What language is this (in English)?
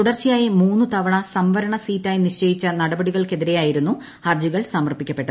Malayalam